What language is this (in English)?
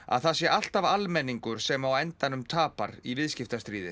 Icelandic